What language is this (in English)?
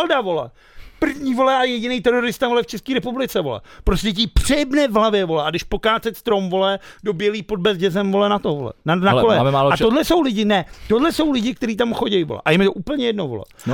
Czech